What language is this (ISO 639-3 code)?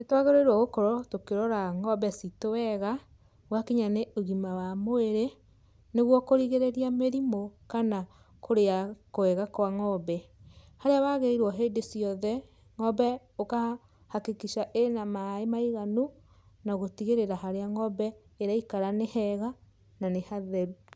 kik